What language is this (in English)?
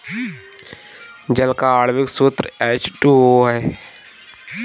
Hindi